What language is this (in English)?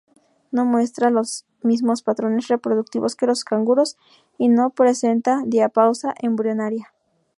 Spanish